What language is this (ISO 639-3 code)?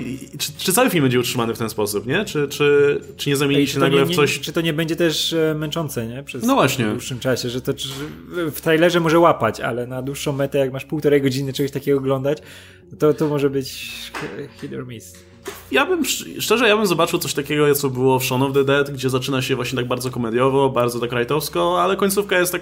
pol